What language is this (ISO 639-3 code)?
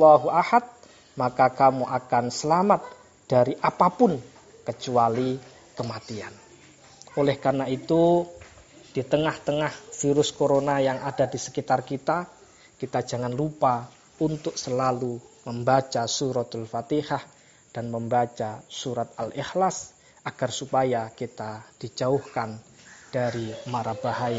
ind